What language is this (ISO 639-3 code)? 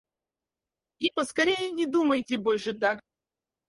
rus